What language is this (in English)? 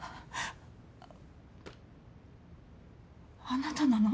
Japanese